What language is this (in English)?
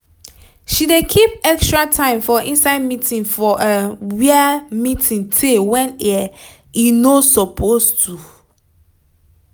Nigerian Pidgin